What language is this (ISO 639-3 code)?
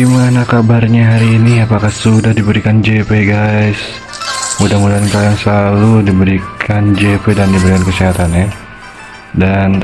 ind